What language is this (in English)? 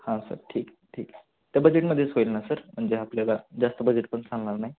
Marathi